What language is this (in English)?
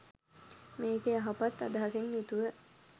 Sinhala